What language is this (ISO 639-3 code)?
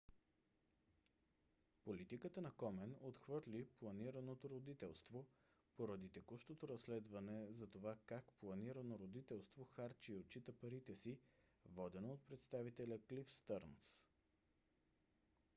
bul